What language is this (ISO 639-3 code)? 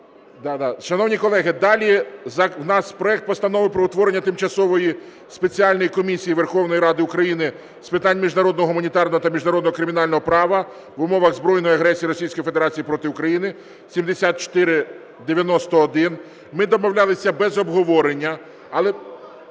ukr